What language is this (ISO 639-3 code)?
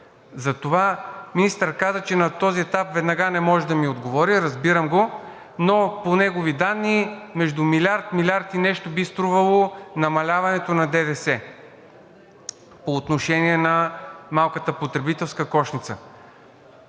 bul